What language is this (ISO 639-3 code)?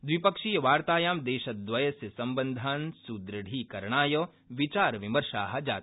san